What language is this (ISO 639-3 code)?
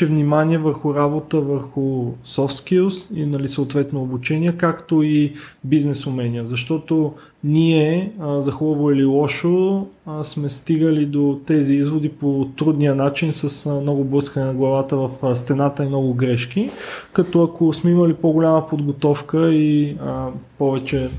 bul